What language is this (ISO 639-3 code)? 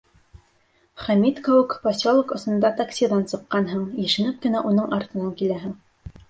bak